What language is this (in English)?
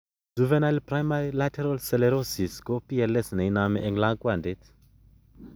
Kalenjin